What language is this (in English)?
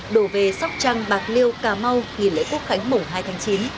Vietnamese